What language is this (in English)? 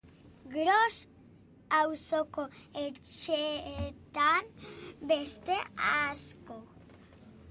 Basque